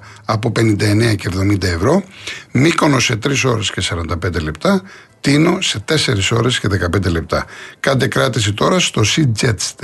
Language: Greek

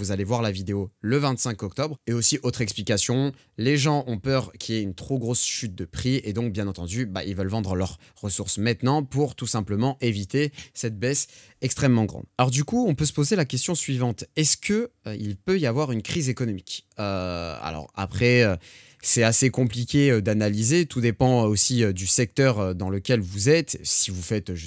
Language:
French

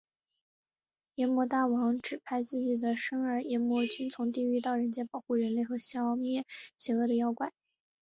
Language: Chinese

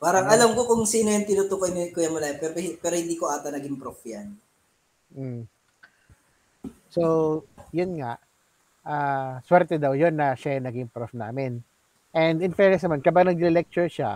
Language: Filipino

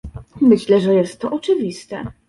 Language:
Polish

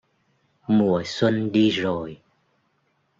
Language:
Vietnamese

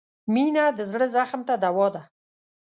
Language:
Pashto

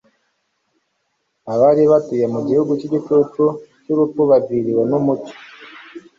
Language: Kinyarwanda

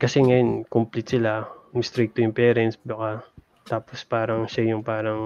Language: Filipino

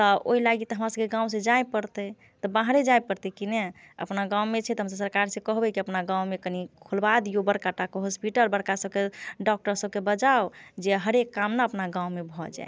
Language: Maithili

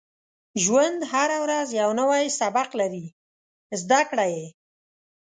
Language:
Pashto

